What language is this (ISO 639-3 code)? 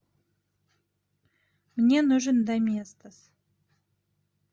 rus